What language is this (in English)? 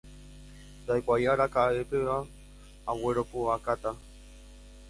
Guarani